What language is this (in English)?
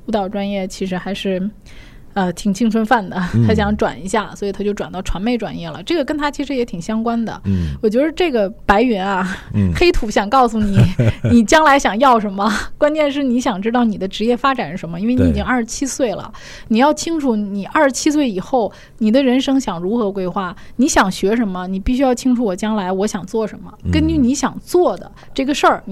Chinese